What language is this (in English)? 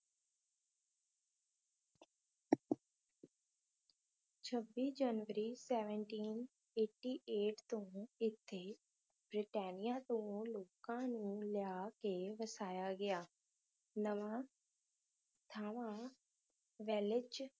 Punjabi